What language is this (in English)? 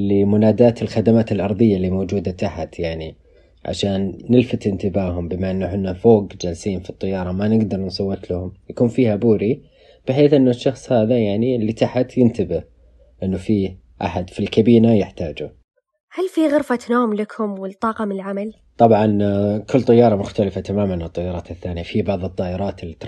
Arabic